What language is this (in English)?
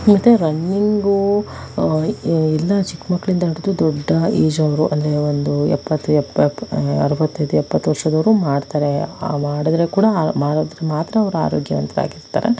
Kannada